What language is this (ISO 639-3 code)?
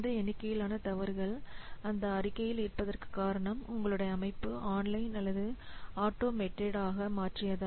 tam